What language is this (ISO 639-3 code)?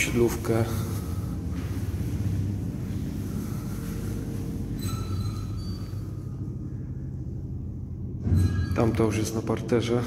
pol